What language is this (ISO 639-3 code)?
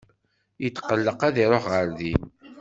kab